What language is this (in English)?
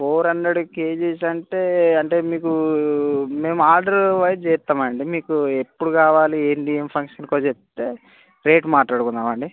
Telugu